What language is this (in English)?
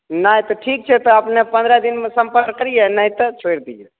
Maithili